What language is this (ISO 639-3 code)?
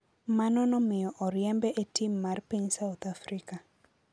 luo